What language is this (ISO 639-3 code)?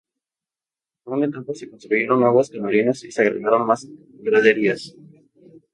spa